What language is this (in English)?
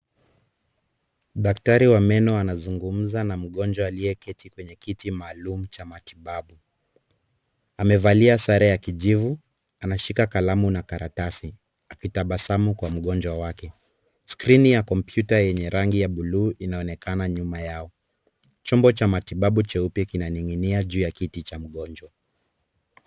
Swahili